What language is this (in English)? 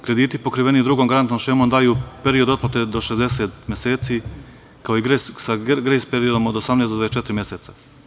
Serbian